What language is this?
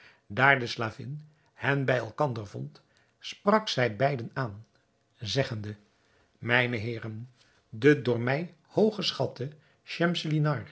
Dutch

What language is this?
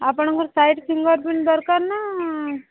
Odia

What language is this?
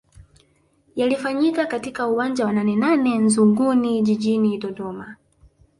Swahili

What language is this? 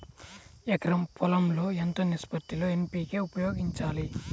Telugu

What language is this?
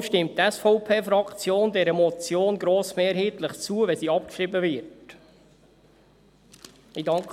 Swiss German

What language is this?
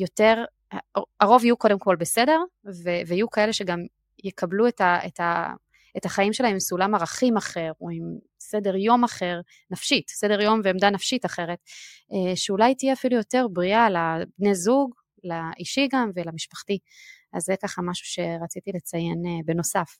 Hebrew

